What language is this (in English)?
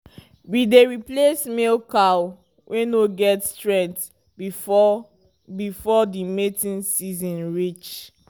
Nigerian Pidgin